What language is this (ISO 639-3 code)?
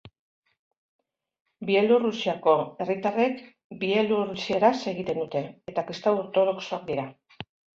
eus